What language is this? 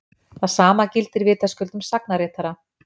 Icelandic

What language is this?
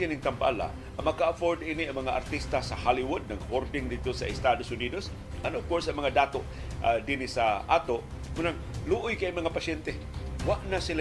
Filipino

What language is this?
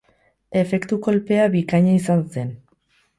Basque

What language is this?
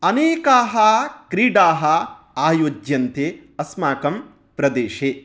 Sanskrit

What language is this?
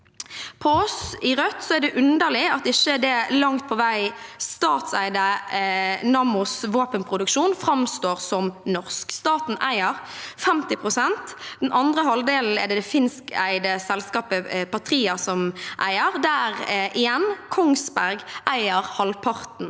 Norwegian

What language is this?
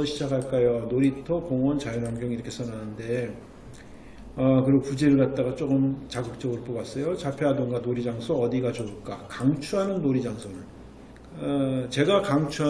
Korean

